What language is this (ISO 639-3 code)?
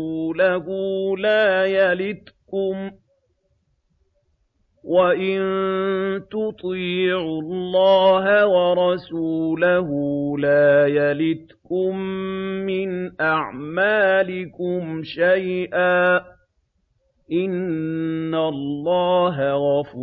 ara